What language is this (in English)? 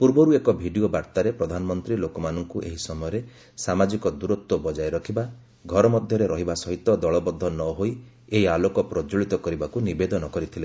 Odia